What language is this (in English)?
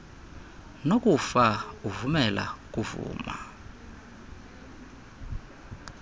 Xhosa